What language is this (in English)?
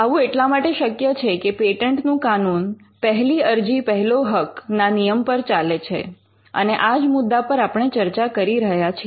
Gujarati